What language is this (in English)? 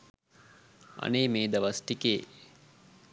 Sinhala